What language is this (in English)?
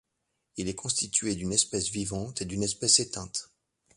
French